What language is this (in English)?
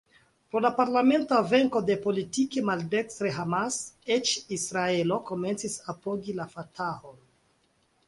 Esperanto